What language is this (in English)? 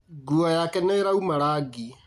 Kikuyu